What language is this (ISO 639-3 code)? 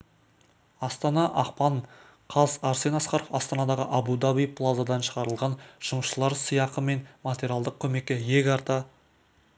kaz